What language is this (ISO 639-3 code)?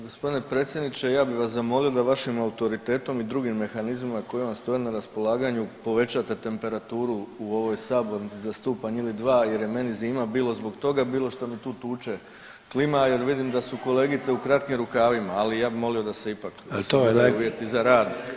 hrv